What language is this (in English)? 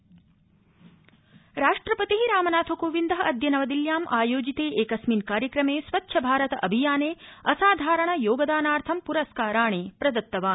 Sanskrit